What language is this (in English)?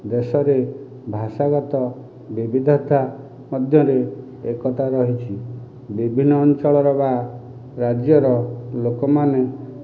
Odia